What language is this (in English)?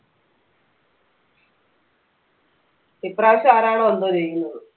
Malayalam